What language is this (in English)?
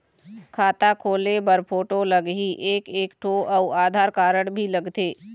Chhattisgarhi